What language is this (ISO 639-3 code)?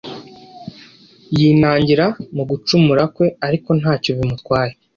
kin